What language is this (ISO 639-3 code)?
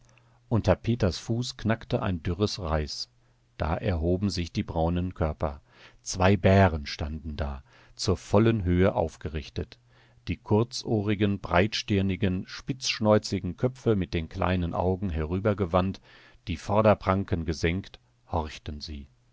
deu